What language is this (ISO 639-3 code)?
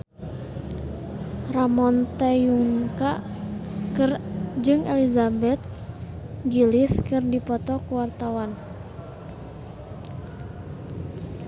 sun